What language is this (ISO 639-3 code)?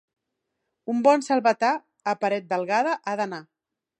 cat